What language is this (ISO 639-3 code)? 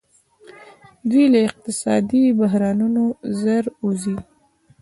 pus